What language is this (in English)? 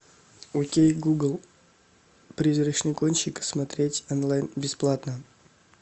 Russian